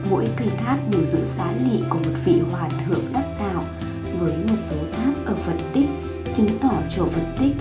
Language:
Vietnamese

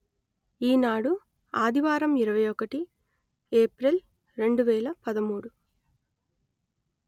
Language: Telugu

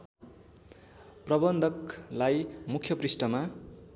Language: Nepali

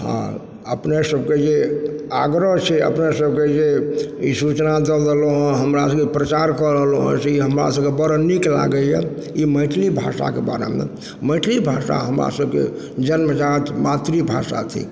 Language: Maithili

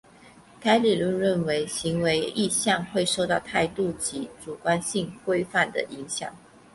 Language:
Chinese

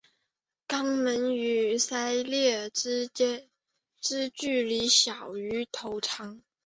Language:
Chinese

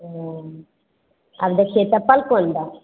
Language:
Maithili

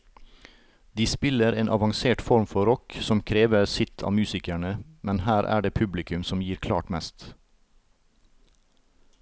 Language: Norwegian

